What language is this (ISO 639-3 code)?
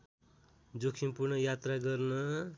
nep